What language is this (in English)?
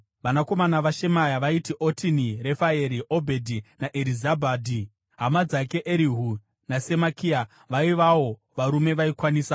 Shona